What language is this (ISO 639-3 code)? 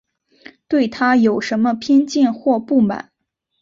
zho